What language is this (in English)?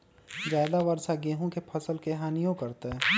Magahi